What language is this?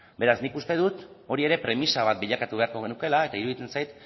Basque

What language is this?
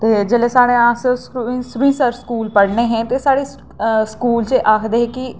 Dogri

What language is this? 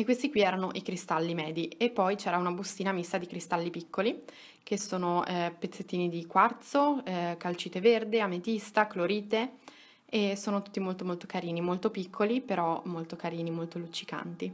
Italian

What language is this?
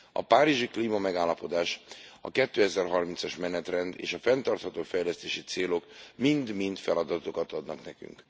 Hungarian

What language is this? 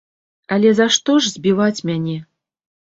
Belarusian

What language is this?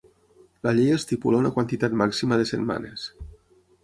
Catalan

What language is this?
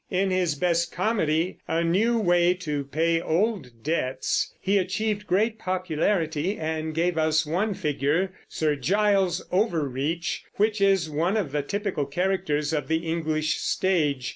English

